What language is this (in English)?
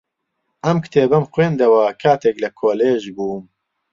Central Kurdish